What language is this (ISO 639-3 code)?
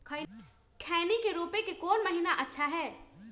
mag